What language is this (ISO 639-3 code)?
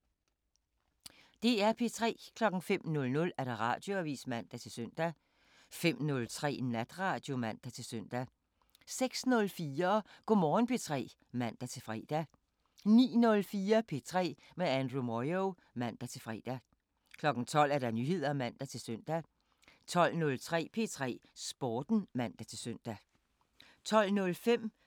dan